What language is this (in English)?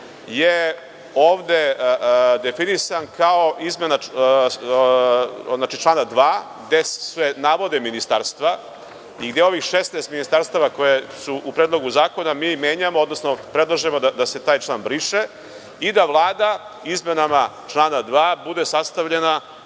Serbian